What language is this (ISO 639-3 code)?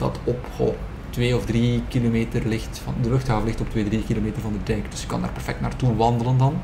nld